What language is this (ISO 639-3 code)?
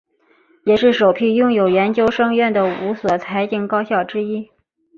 zho